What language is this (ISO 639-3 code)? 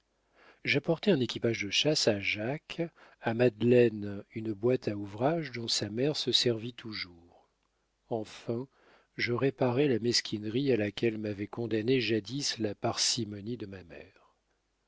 fra